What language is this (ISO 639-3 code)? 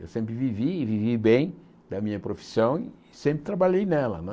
por